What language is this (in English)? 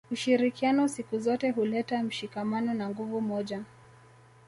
Swahili